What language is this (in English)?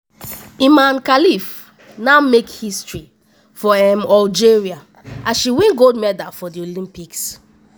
Nigerian Pidgin